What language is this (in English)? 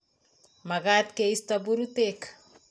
Kalenjin